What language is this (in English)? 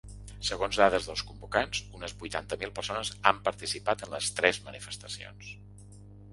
Catalan